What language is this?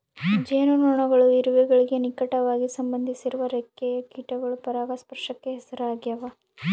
Kannada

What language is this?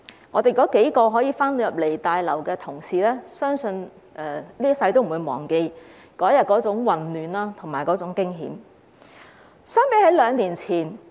Cantonese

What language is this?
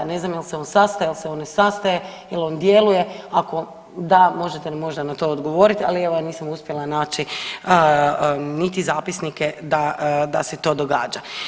Croatian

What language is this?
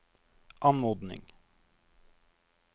Norwegian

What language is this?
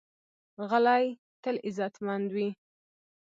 Pashto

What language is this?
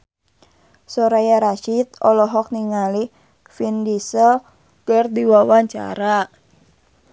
Sundanese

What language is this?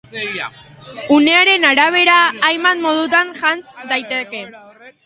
Basque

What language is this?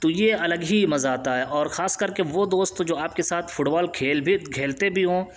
Urdu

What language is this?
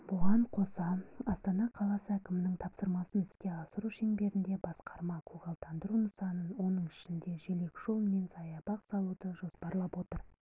Kazakh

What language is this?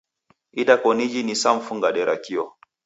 Taita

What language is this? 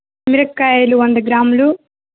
Telugu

